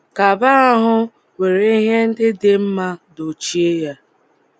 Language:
Igbo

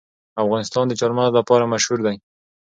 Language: Pashto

